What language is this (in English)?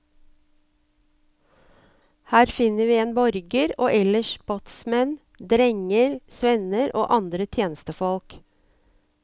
Norwegian